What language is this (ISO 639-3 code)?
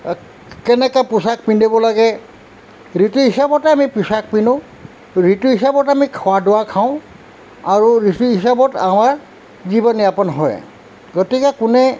asm